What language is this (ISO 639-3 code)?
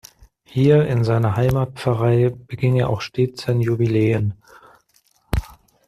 deu